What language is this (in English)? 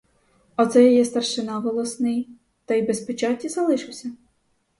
Ukrainian